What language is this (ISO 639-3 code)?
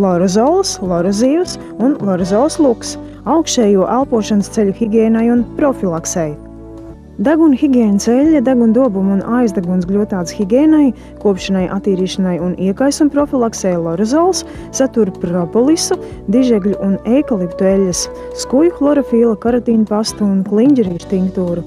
lav